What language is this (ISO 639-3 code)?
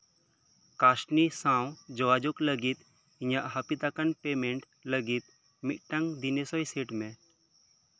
sat